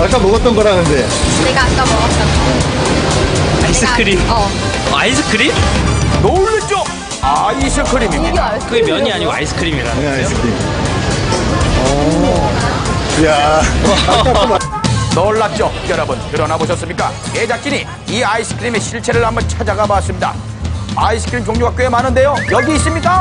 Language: Korean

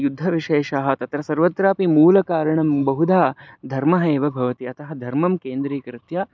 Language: Sanskrit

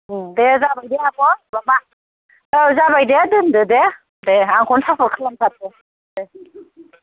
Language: Bodo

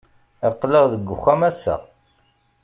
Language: Kabyle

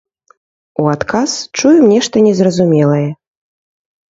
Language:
Belarusian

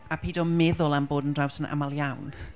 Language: Welsh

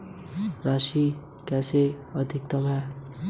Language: Hindi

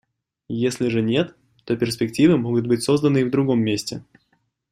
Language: Russian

